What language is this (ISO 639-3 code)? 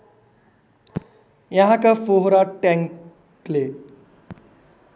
nep